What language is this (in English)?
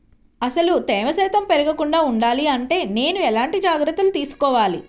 Telugu